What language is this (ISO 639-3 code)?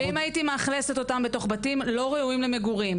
heb